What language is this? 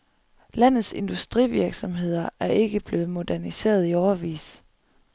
Danish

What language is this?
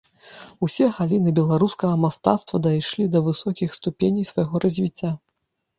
Belarusian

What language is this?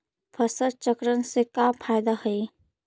Magahi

